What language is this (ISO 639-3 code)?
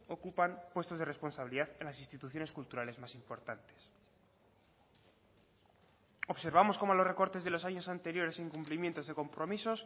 spa